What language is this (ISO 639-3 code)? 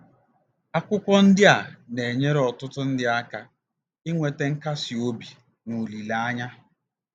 ibo